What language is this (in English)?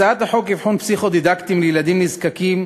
Hebrew